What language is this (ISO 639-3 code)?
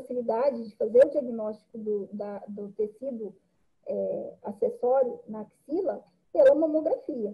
por